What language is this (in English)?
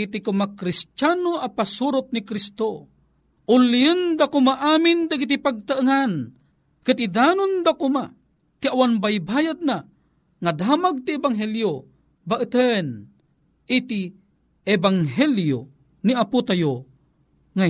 Filipino